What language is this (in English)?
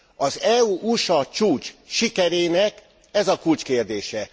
Hungarian